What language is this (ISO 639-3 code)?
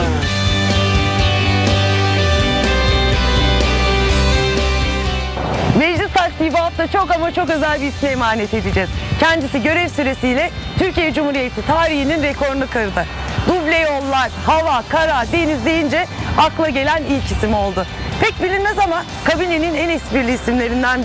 tur